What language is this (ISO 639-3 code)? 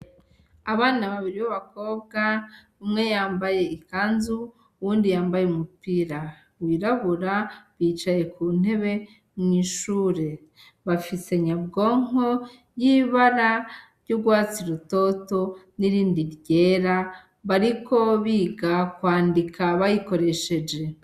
run